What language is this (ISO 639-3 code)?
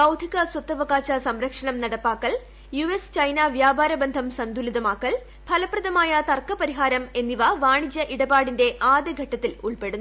mal